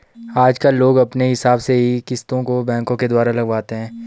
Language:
Hindi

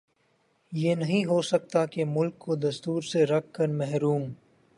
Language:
Urdu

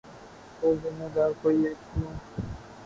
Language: Urdu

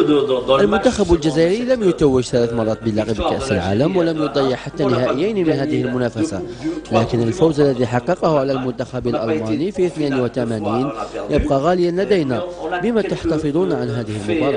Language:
Arabic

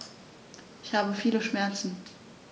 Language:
German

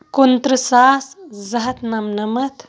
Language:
Kashmiri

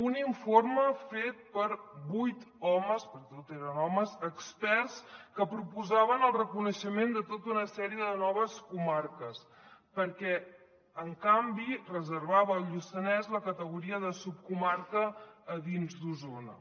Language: Catalan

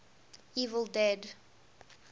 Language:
English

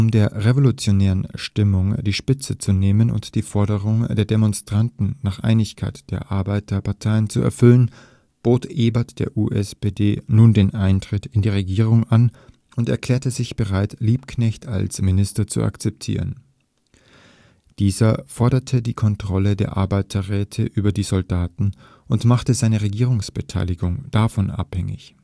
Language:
German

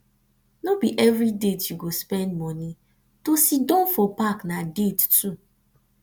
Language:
Nigerian Pidgin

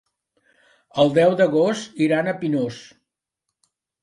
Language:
Catalan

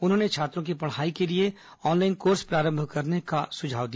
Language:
Hindi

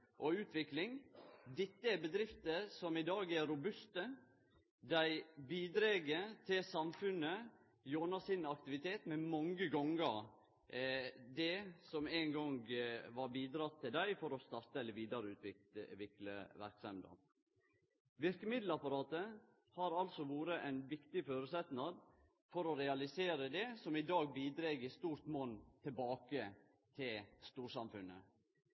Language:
Norwegian Nynorsk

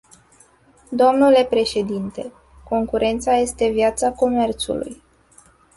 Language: Romanian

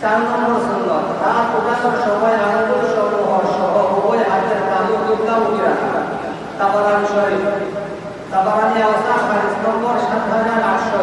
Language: Indonesian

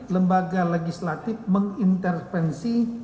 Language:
Indonesian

